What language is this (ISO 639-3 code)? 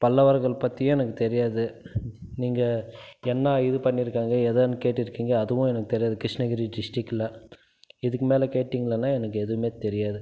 tam